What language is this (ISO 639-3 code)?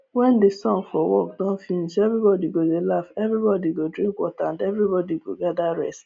pcm